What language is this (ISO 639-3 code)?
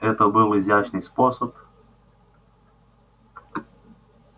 rus